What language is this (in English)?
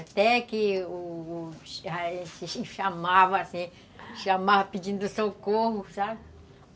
Portuguese